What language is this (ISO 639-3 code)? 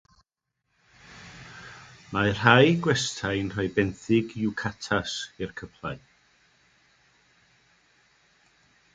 cym